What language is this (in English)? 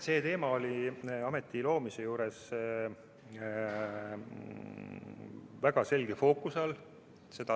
Estonian